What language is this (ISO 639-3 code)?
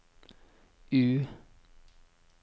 nor